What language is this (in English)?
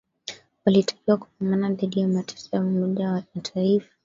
Swahili